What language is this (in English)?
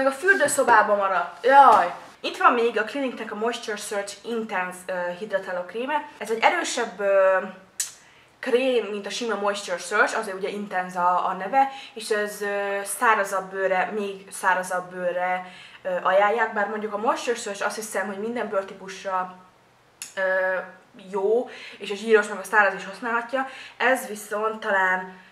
Hungarian